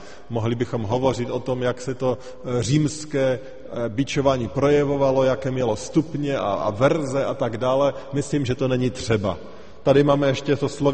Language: Czech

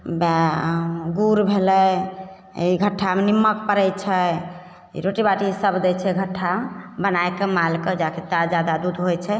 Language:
Maithili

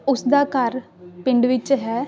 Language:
Punjabi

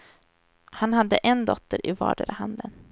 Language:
Swedish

